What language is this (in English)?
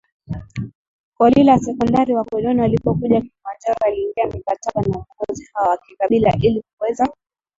Swahili